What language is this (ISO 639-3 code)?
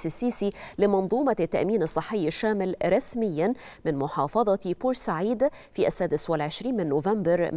ara